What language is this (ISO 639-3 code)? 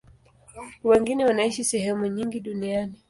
swa